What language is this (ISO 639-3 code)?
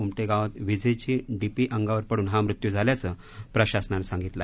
mar